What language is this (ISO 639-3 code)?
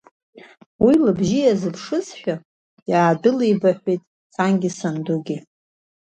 abk